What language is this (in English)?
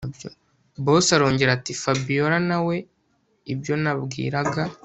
Kinyarwanda